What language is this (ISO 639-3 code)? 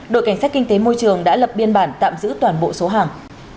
vie